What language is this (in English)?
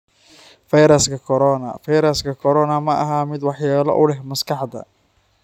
Somali